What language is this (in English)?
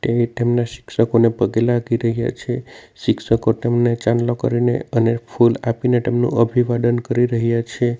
Gujarati